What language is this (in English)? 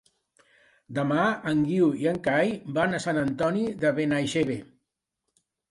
Catalan